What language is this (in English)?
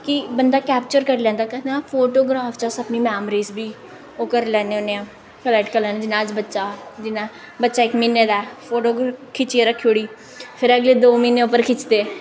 Dogri